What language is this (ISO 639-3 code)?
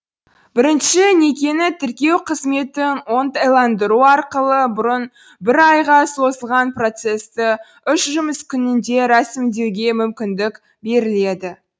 kaz